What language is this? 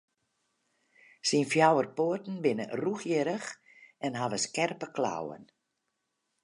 Western Frisian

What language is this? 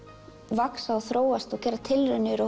Icelandic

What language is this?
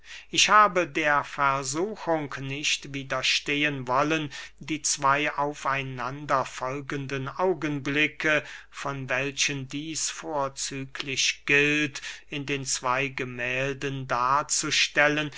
German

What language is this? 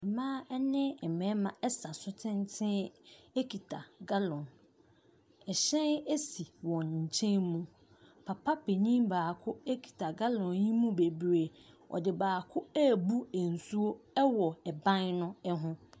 Akan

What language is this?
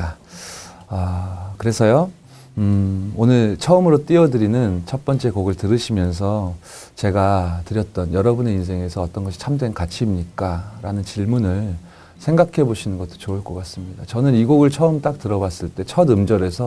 Korean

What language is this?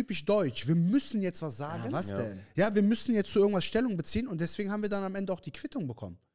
German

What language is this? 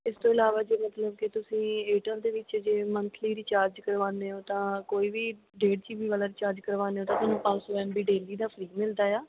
Punjabi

